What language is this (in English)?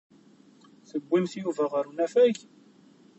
Kabyle